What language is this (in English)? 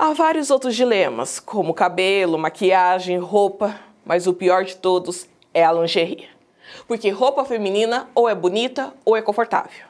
Portuguese